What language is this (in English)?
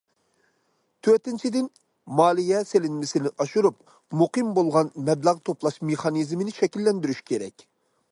Uyghur